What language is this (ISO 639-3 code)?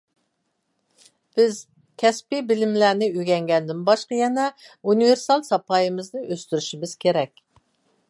uig